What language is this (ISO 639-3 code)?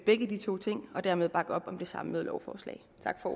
dan